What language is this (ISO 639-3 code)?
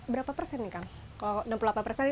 ind